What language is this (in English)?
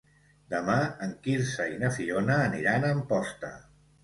Catalan